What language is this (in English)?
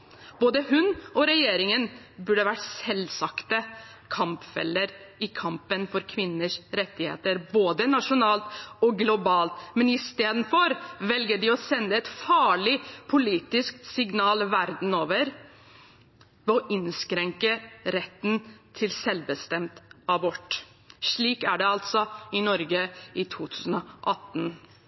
Norwegian Bokmål